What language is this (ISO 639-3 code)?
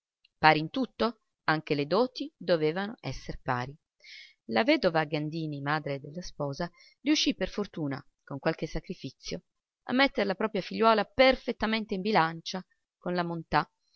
ita